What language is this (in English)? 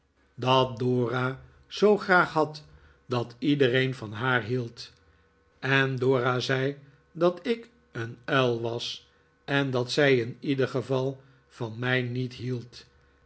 Dutch